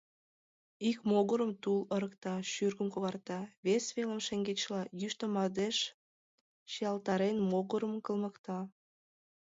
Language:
Mari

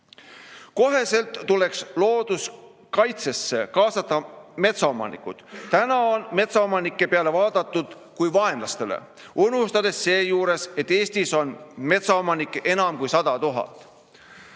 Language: Estonian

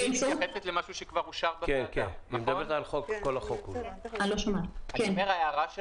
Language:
Hebrew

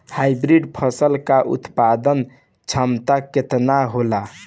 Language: Bhojpuri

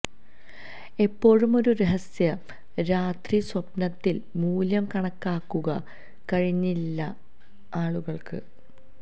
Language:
Malayalam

